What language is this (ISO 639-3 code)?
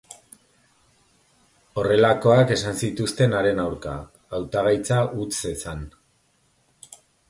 eus